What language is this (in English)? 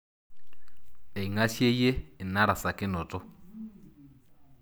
Masai